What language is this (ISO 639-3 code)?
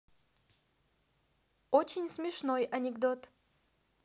rus